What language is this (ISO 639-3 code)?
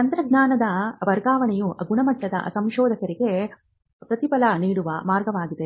kan